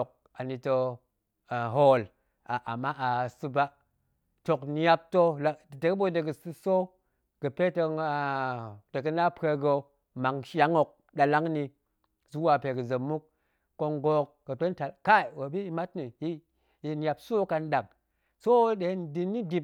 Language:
Goemai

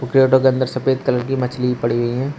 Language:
Hindi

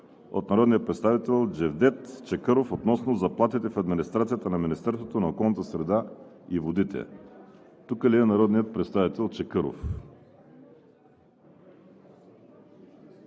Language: Bulgarian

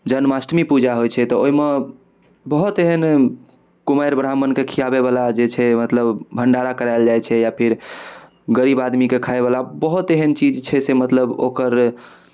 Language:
Maithili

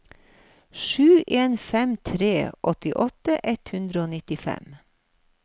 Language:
Norwegian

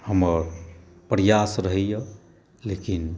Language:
Maithili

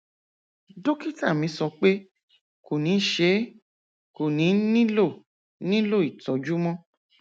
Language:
Yoruba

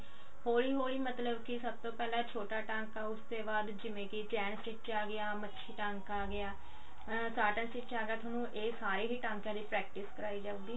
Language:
Punjabi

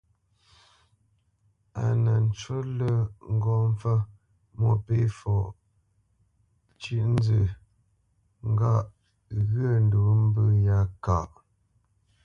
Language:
Bamenyam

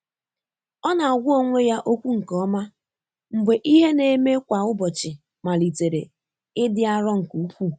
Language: Igbo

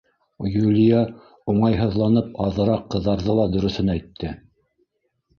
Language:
Bashkir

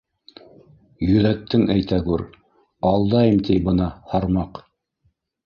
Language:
Bashkir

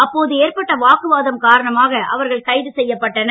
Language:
Tamil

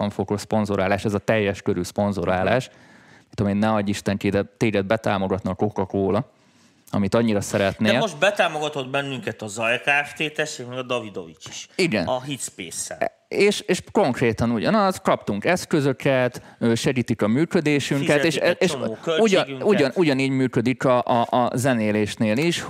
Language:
Hungarian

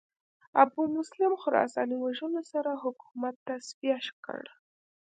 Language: Pashto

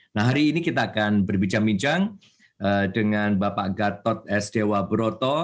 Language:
Indonesian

